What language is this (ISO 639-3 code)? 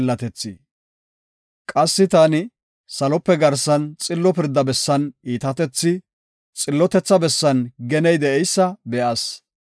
gof